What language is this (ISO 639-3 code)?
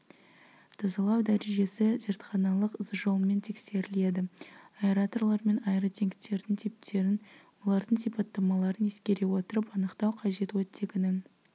kaz